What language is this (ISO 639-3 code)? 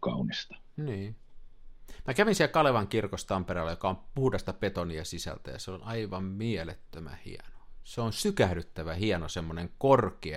fin